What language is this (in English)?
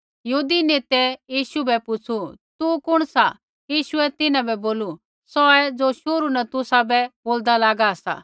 Kullu Pahari